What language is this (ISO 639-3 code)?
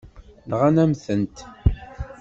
kab